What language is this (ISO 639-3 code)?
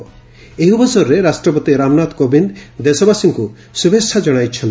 ori